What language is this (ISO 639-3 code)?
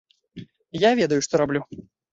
bel